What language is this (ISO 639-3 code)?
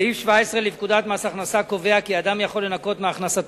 heb